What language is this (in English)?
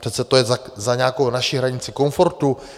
Czech